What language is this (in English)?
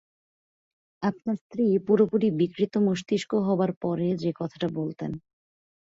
Bangla